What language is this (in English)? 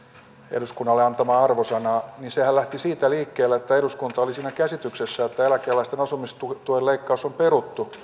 Finnish